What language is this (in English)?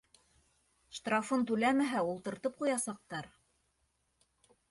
Bashkir